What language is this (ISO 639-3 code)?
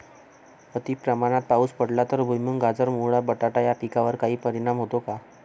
mar